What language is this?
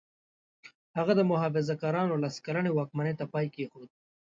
Pashto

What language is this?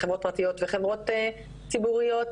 Hebrew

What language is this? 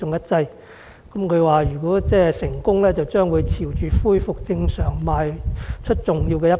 Cantonese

